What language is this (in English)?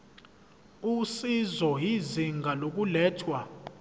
Zulu